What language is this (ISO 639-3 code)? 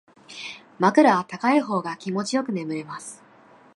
jpn